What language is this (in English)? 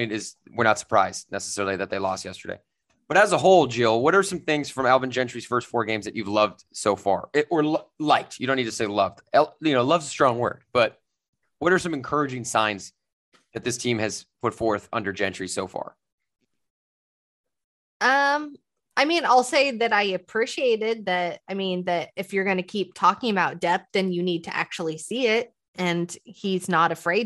English